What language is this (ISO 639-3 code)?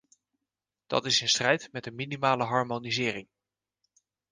nld